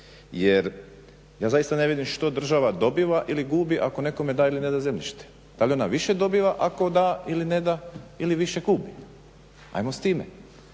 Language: Croatian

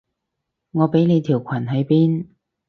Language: Cantonese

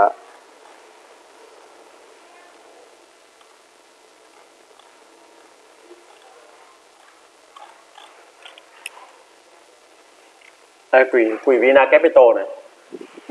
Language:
Vietnamese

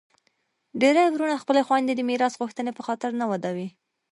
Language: Pashto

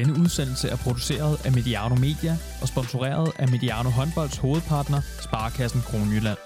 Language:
Danish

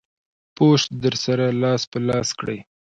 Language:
Pashto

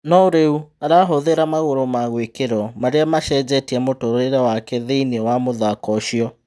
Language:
Kikuyu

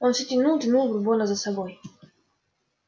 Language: Russian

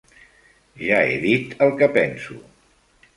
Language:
Catalan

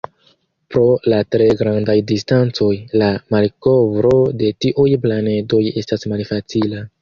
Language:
Esperanto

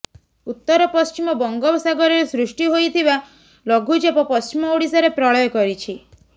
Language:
Odia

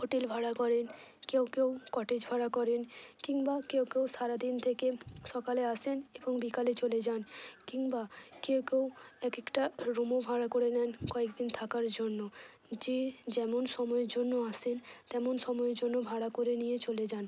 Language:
Bangla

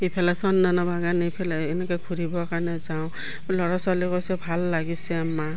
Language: Assamese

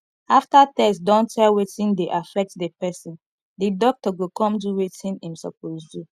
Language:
Nigerian Pidgin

